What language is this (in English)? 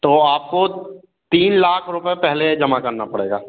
Hindi